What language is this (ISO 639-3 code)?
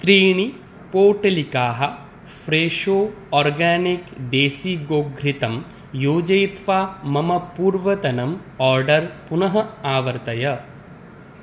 san